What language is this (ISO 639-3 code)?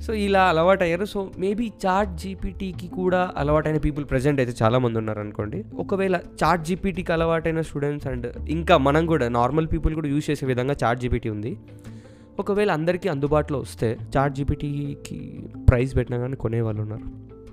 tel